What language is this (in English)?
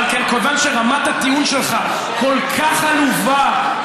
Hebrew